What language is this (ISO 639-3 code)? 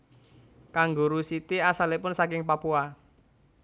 jav